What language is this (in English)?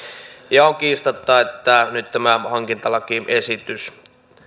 Finnish